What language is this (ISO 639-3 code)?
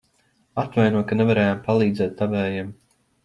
lav